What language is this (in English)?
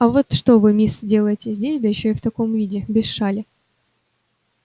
Russian